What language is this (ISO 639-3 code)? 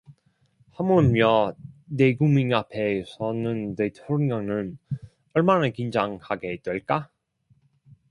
kor